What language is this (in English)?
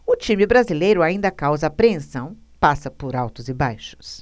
Portuguese